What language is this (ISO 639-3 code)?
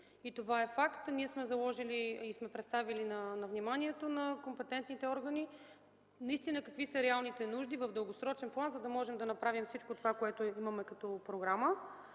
bul